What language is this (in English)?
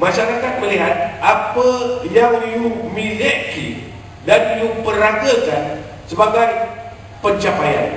Malay